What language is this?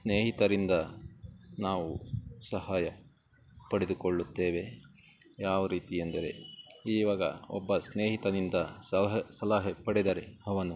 Kannada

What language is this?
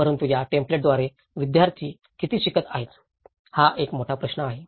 Marathi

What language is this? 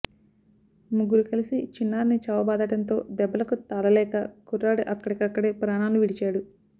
Telugu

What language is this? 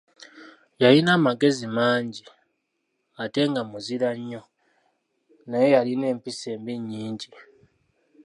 Ganda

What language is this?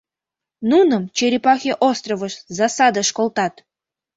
Mari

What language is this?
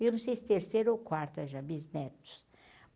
Portuguese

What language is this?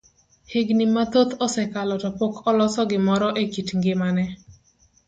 Luo (Kenya and Tanzania)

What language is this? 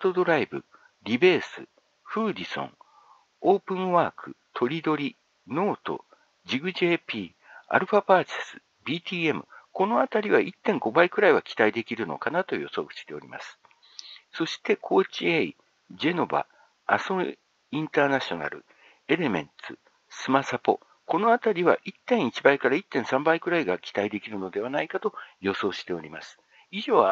Japanese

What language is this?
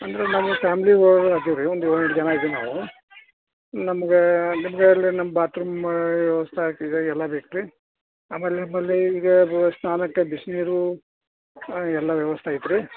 Kannada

